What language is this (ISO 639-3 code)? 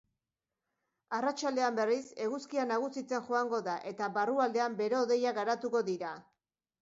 eus